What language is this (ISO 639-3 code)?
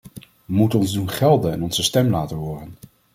nld